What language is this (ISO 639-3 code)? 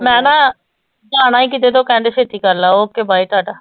pan